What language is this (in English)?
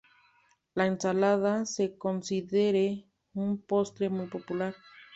Spanish